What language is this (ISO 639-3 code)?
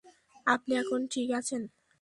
ben